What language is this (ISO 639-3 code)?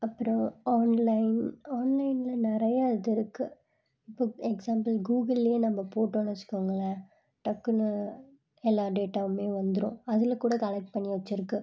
tam